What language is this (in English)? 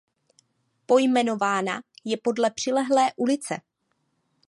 Czech